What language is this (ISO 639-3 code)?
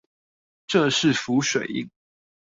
zho